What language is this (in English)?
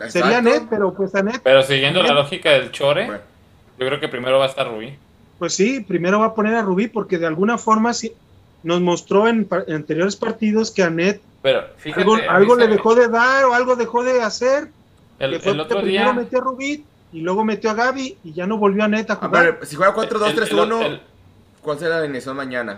Spanish